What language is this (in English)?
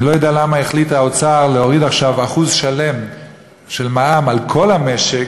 Hebrew